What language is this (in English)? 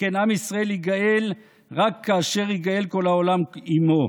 Hebrew